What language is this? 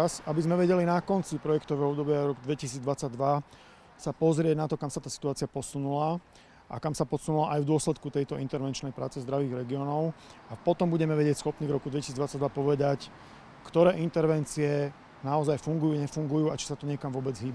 Slovak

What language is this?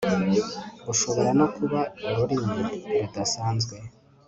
Kinyarwanda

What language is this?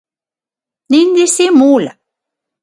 Galician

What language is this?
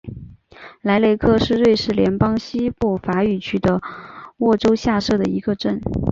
Chinese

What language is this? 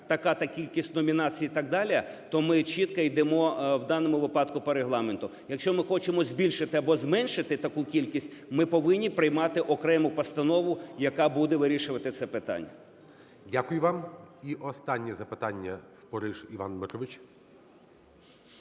Ukrainian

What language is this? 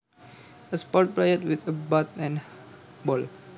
Javanese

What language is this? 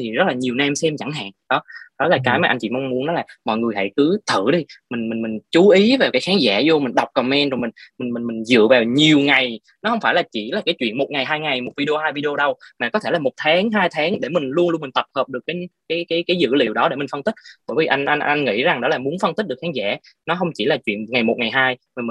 Vietnamese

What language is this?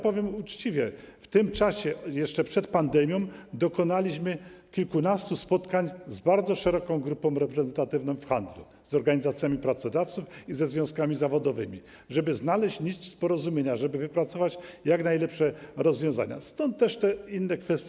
Polish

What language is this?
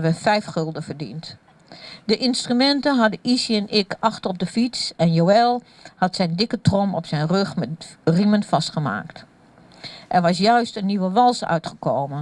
Dutch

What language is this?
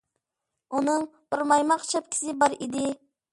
Uyghur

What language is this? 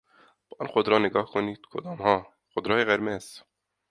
Persian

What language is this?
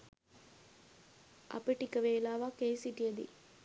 Sinhala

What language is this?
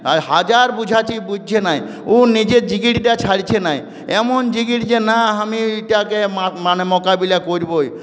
Bangla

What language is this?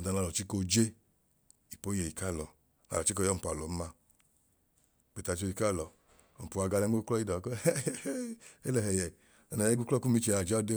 Idoma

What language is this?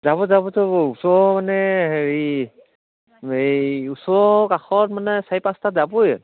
Assamese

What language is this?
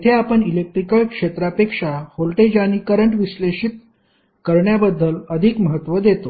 Marathi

